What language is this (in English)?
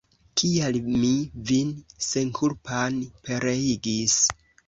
Esperanto